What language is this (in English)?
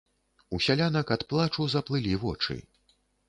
Belarusian